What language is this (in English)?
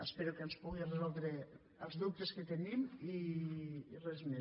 Catalan